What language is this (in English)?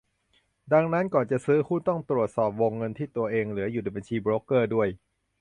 Thai